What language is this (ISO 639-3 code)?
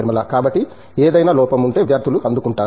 tel